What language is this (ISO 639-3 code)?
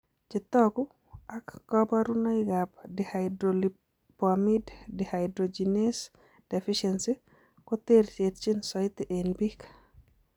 kln